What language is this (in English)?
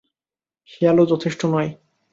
Bangla